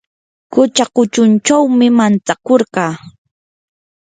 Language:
Yanahuanca Pasco Quechua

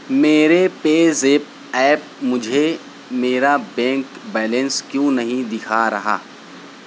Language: Urdu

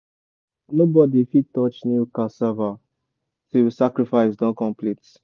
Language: Nigerian Pidgin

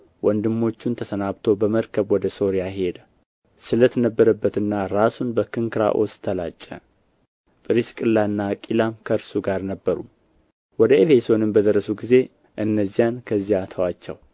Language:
Amharic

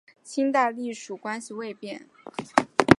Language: Chinese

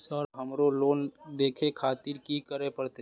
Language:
Maithili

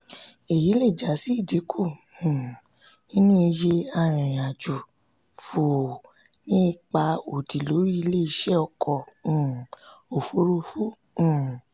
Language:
Yoruba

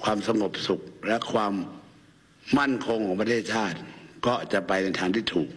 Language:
Thai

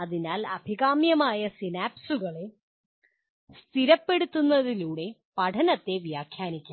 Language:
Malayalam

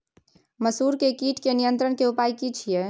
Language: Maithili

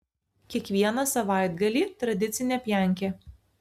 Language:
Lithuanian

